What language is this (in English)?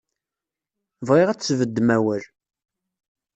Kabyle